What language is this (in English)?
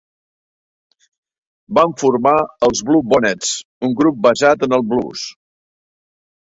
Catalan